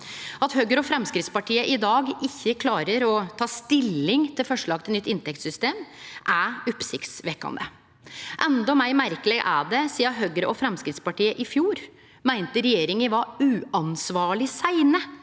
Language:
Norwegian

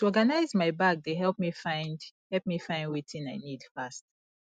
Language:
Nigerian Pidgin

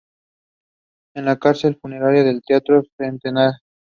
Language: Spanish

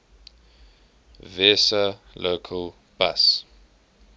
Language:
English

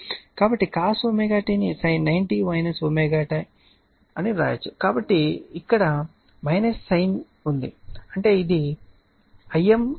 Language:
Telugu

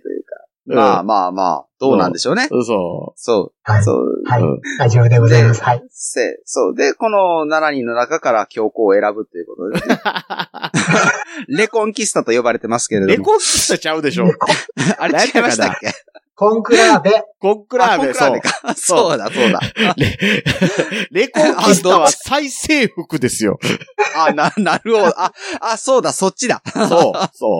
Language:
Japanese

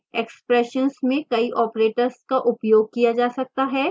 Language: Hindi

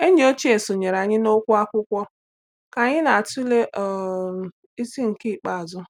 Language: Igbo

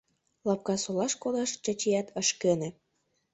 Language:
Mari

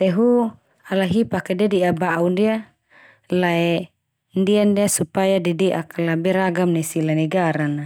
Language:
Termanu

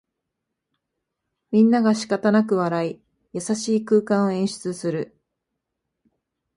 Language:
Japanese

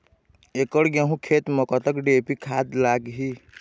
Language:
Chhattisgarhi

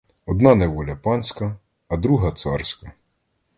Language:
Ukrainian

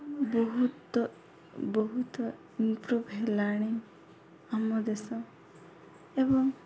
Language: Odia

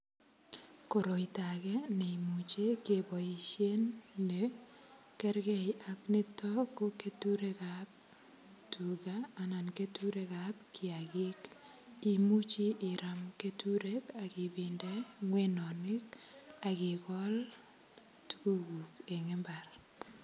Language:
Kalenjin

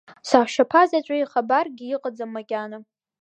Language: Abkhazian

